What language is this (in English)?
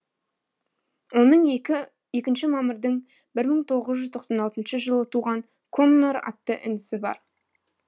Kazakh